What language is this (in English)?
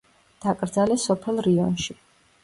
Georgian